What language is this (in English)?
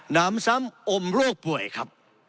Thai